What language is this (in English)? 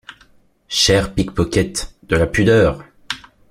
French